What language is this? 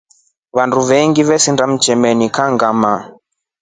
Rombo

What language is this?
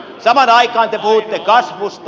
Finnish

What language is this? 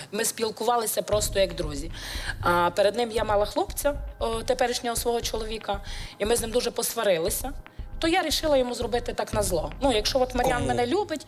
Ukrainian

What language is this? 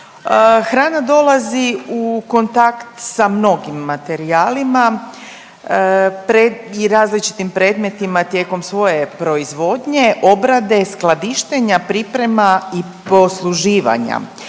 Croatian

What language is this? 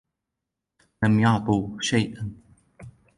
Arabic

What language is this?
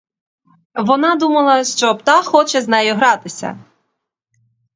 Ukrainian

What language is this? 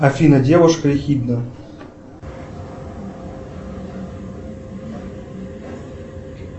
Russian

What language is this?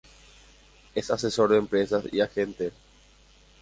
Spanish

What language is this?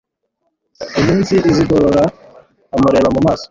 Kinyarwanda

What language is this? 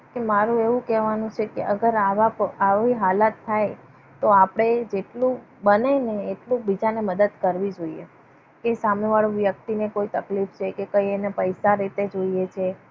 Gujarati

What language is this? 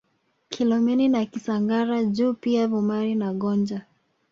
Swahili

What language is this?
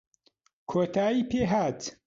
Central Kurdish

